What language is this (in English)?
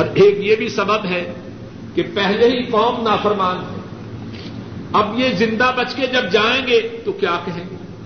Urdu